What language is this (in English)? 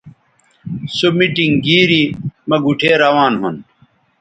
Bateri